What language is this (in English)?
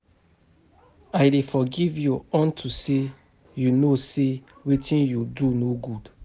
Nigerian Pidgin